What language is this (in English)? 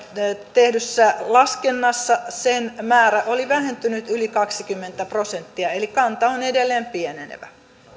Finnish